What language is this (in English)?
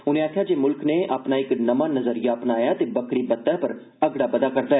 Dogri